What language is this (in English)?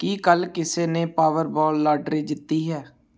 Punjabi